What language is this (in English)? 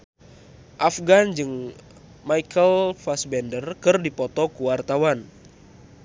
Sundanese